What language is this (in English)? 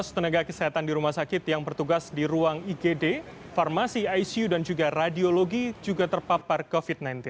Indonesian